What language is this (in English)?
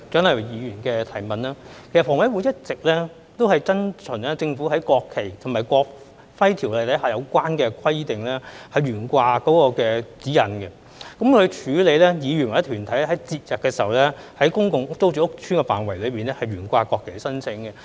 Cantonese